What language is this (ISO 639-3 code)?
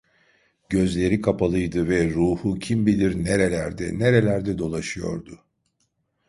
tur